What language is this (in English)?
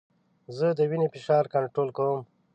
Pashto